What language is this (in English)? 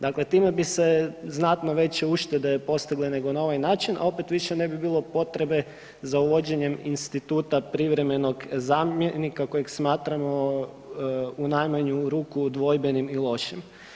Croatian